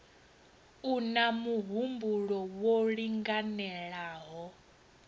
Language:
Venda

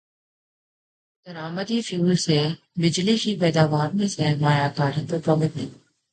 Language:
Urdu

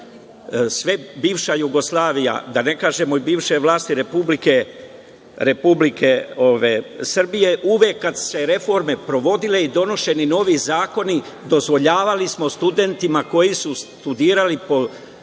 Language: Serbian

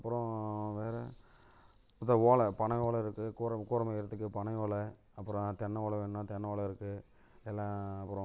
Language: Tamil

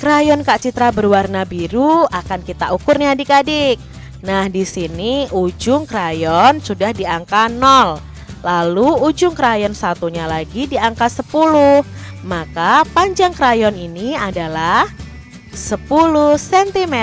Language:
Indonesian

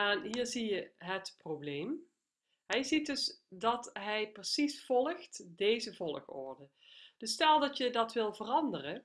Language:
Dutch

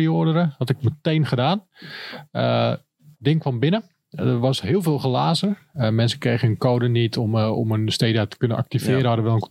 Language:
Dutch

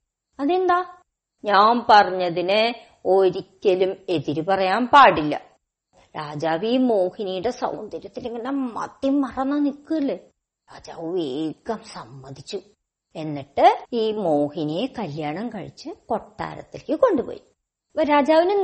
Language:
Malayalam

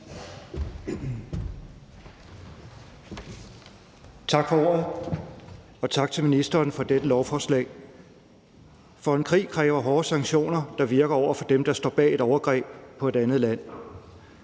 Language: Danish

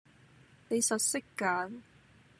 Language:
Cantonese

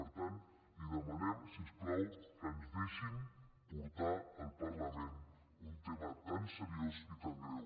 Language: Catalan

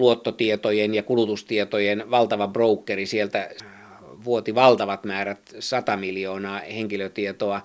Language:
Finnish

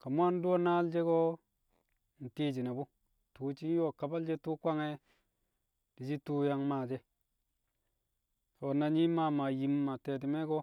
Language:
Kamo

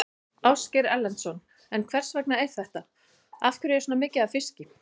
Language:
Icelandic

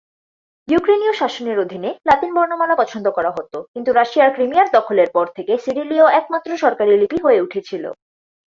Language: Bangla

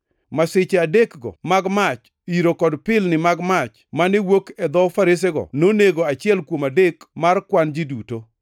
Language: Luo (Kenya and Tanzania)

